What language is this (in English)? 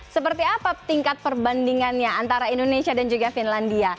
Indonesian